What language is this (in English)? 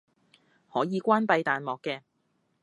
Cantonese